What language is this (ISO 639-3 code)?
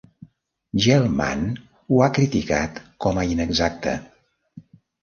cat